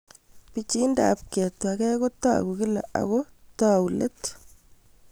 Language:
Kalenjin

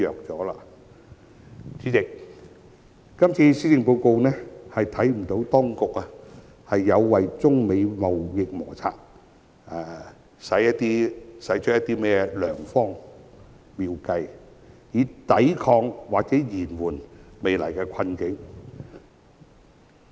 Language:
Cantonese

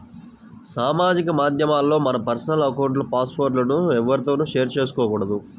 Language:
Telugu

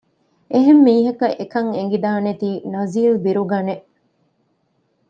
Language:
Divehi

